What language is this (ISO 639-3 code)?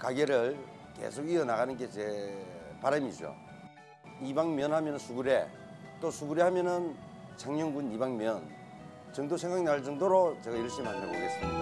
kor